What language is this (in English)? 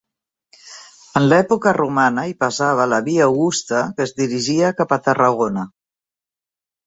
Catalan